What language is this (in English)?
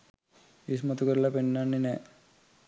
Sinhala